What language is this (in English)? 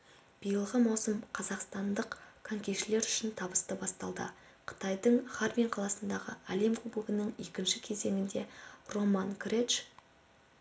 Kazakh